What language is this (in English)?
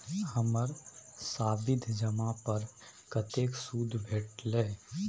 Maithili